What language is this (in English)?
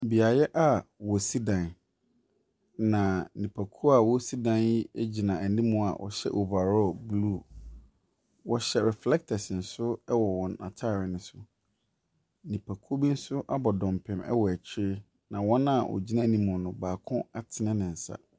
Akan